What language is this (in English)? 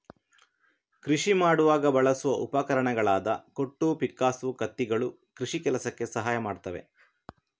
Kannada